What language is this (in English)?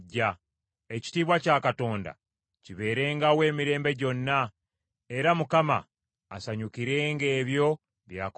Ganda